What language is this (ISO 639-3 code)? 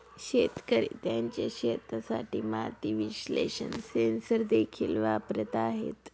mar